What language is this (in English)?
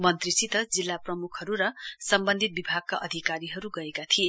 Nepali